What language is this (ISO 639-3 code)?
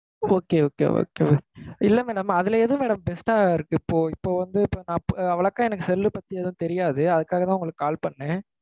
tam